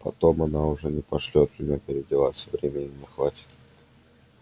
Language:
Russian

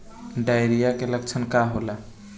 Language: Bhojpuri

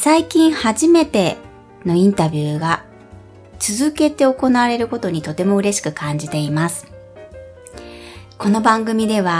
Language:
Japanese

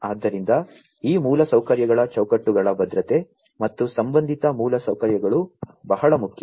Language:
Kannada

